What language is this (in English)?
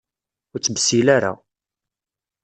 Kabyle